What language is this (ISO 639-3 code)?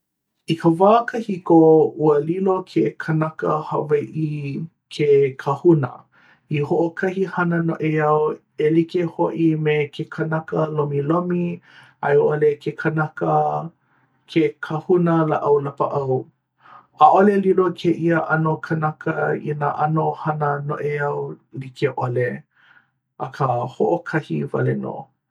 haw